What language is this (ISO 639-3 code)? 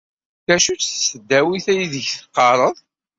kab